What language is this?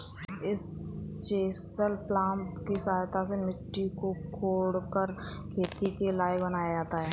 Hindi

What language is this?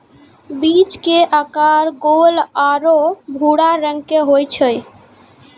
Maithili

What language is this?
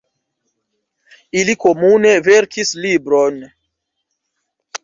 Esperanto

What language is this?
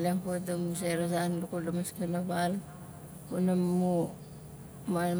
Nalik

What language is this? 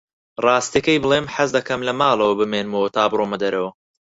Central Kurdish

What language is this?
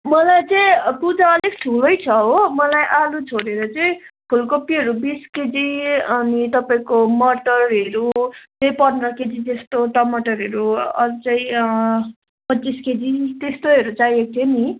Nepali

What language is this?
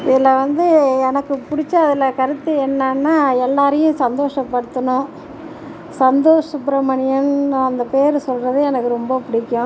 Tamil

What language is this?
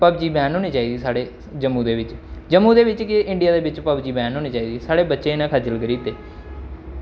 Dogri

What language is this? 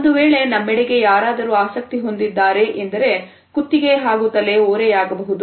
Kannada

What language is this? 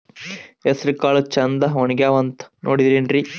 Kannada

